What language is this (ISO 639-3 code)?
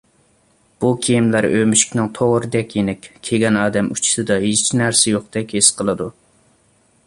uig